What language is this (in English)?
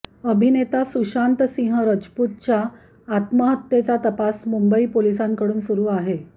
Marathi